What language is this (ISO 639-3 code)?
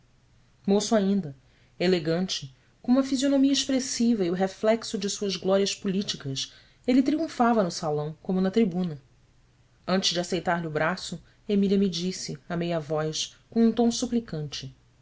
por